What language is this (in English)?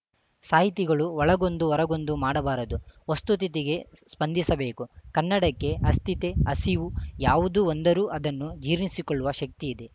Kannada